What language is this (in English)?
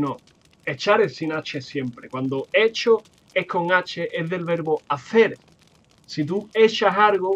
Spanish